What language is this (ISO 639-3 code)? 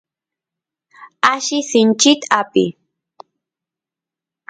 qus